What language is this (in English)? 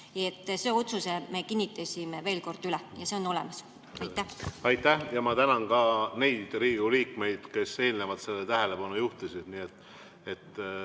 Estonian